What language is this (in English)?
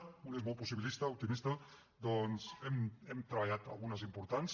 Catalan